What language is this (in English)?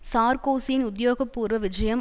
Tamil